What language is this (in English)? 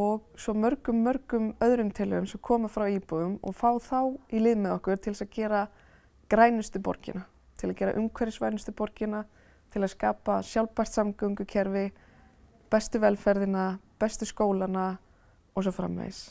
Icelandic